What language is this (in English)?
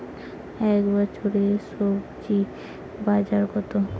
Bangla